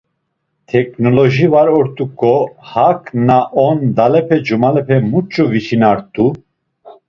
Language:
Laz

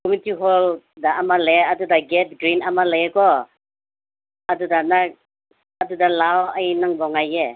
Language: Manipuri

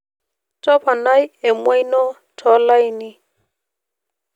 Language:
Masai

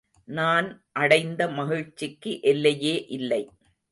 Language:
Tamil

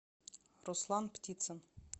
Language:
Russian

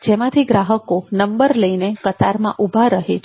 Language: Gujarati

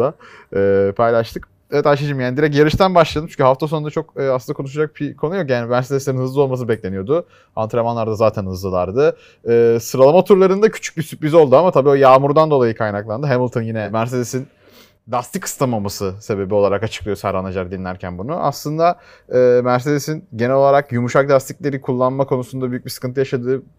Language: Turkish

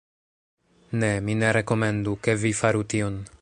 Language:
Esperanto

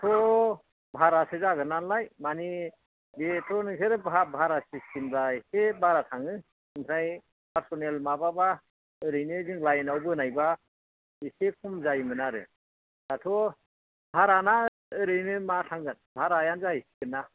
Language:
Bodo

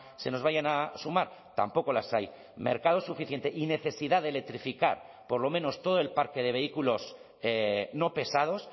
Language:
Spanish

